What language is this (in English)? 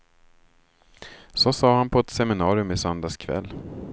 Swedish